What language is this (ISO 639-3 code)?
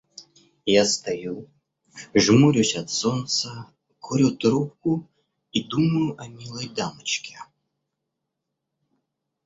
rus